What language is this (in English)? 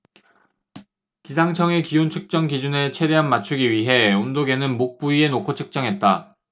Korean